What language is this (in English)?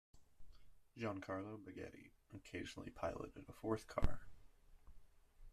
English